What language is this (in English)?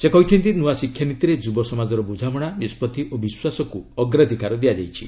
Odia